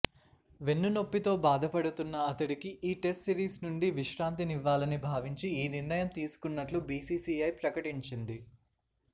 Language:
Telugu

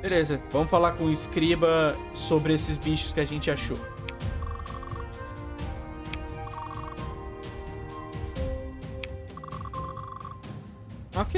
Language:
Portuguese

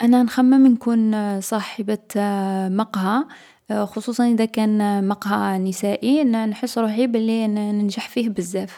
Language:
Algerian Arabic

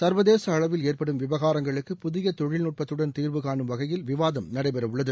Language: Tamil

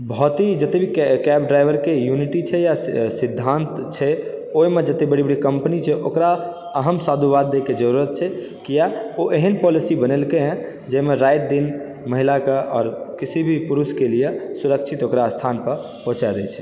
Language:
Maithili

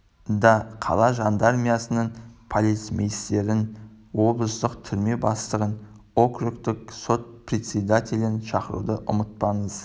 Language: Kazakh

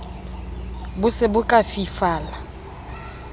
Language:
Southern Sotho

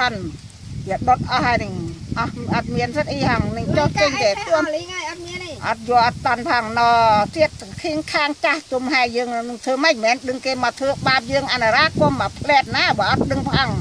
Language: Thai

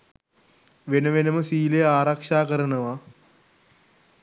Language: Sinhala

